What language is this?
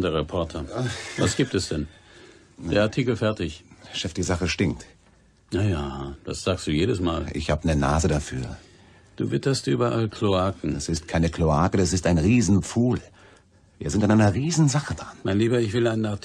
German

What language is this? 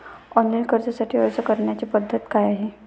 Marathi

